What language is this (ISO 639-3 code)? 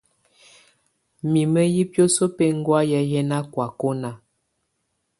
tvu